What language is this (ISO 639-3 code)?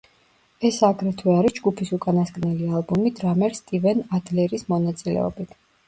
kat